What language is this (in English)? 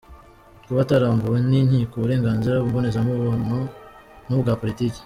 Kinyarwanda